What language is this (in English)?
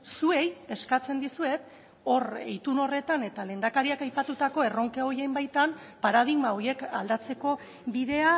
Basque